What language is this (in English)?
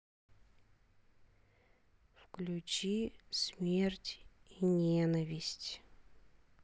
Russian